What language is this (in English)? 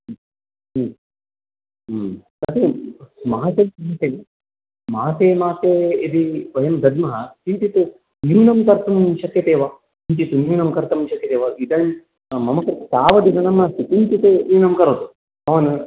Sanskrit